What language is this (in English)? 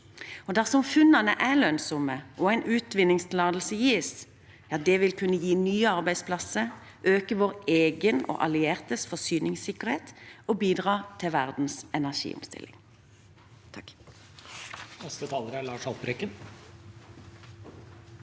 Norwegian